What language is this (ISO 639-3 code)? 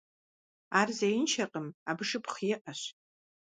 kbd